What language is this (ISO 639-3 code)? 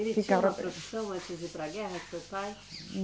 por